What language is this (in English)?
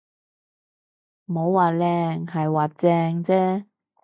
Cantonese